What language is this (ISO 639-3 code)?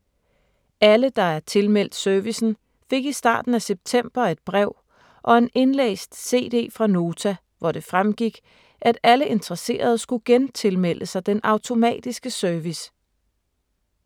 dan